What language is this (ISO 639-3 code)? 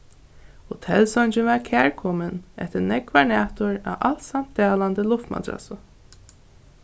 fao